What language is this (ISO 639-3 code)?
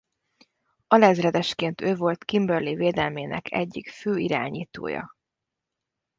hun